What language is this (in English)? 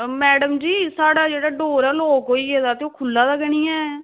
Dogri